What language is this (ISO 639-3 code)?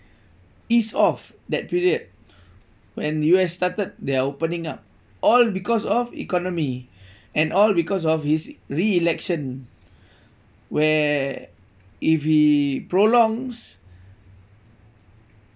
eng